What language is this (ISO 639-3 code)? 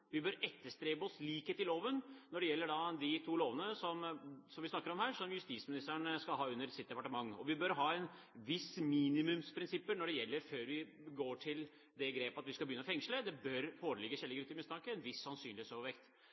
nob